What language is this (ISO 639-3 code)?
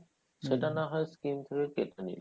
ben